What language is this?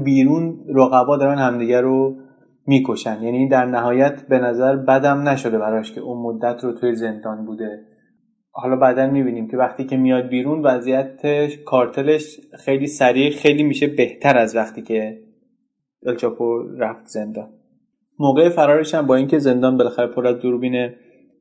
Persian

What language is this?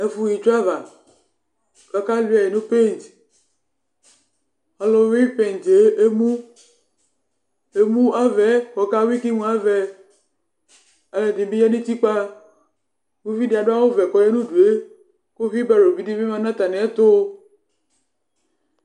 Ikposo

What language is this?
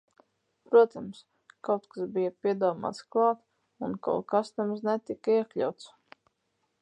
Latvian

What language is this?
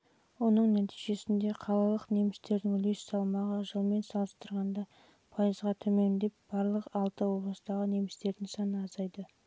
Kazakh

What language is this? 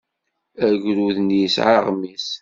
Kabyle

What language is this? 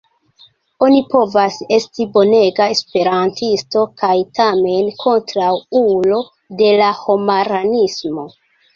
Esperanto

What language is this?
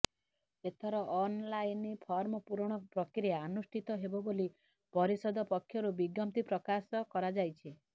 Odia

